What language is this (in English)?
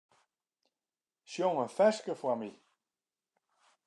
Western Frisian